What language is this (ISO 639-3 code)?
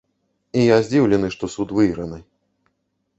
bel